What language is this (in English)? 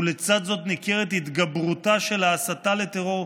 Hebrew